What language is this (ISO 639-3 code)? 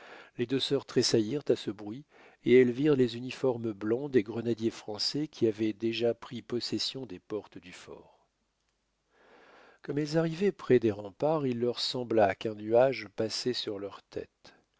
fra